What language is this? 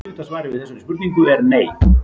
Icelandic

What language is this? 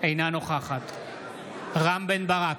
Hebrew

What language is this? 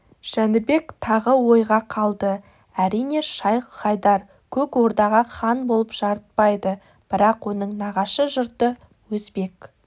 Kazakh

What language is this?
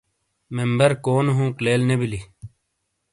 Shina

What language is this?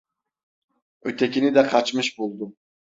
Turkish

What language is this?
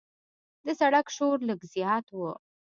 Pashto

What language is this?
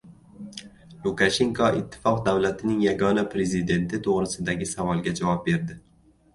Uzbek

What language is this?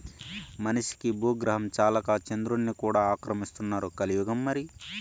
Telugu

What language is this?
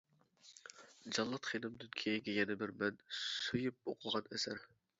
Uyghur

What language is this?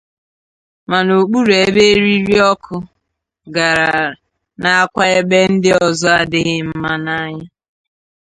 Igbo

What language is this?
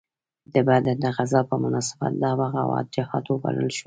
Pashto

